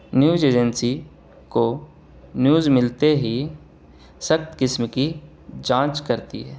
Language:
Urdu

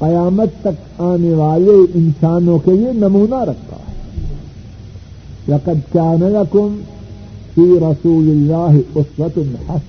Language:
Urdu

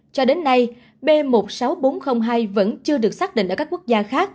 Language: Vietnamese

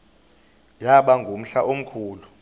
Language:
Xhosa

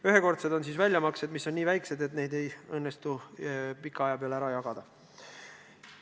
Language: Estonian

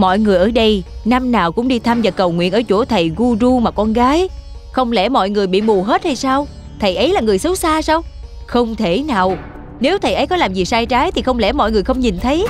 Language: Vietnamese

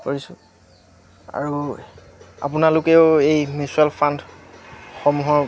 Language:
Assamese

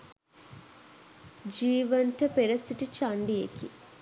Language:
Sinhala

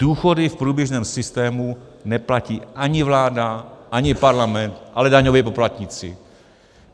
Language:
Czech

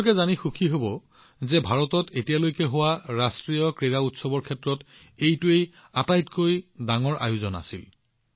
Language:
Assamese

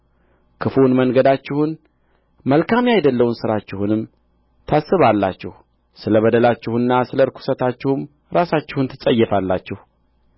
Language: Amharic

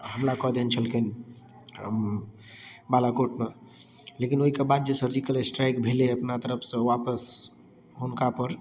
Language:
Maithili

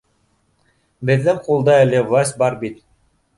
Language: Bashkir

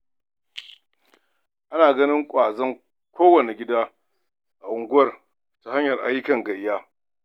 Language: Hausa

